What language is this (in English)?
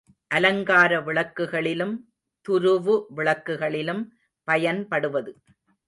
Tamil